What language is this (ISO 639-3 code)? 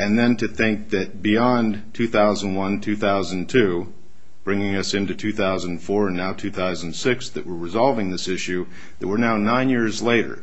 eng